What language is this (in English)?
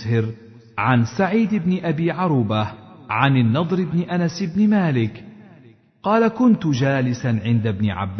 Arabic